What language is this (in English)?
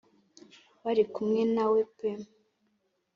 Kinyarwanda